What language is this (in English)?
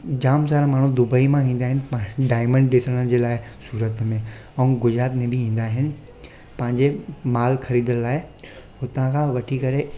Sindhi